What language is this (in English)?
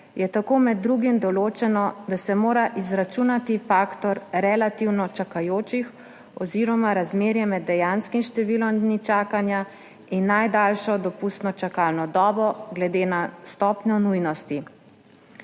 Slovenian